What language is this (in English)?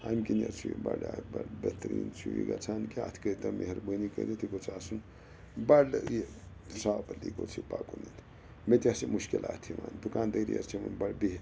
Kashmiri